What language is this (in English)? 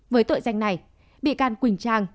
Vietnamese